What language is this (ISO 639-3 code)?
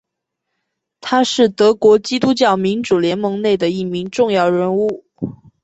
zho